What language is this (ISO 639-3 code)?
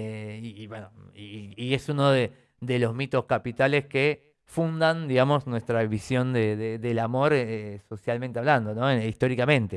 spa